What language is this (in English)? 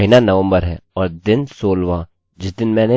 Hindi